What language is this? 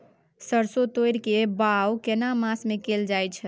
Maithili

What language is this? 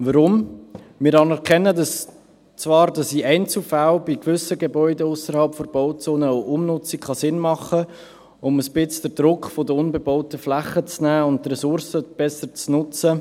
Swiss German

